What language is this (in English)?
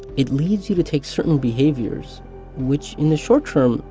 English